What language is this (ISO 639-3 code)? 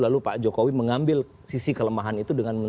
ind